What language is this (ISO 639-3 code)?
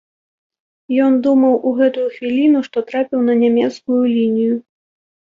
bel